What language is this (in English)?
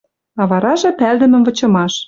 Western Mari